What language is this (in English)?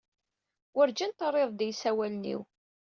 Kabyle